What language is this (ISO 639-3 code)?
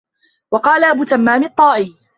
ara